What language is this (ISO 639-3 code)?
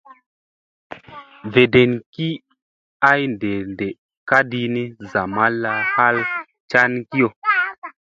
mse